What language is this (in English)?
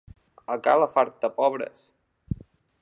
Catalan